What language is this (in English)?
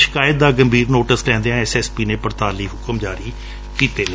Punjabi